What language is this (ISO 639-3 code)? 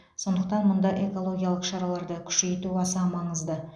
kaz